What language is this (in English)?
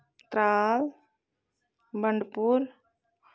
Kashmiri